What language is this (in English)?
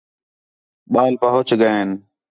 Khetrani